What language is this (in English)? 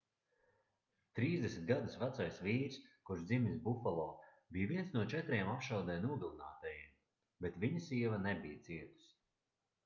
Latvian